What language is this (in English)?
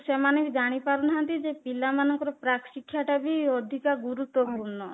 Odia